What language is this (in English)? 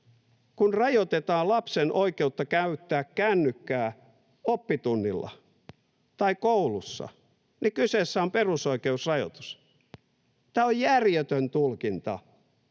Finnish